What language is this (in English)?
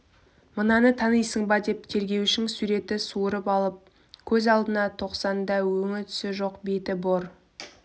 Kazakh